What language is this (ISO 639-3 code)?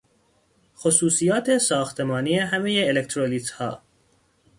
fas